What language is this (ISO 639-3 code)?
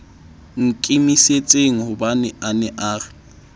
sot